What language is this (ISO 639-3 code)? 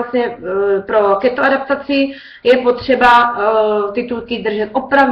ces